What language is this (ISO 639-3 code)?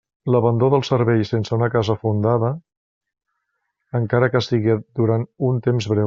cat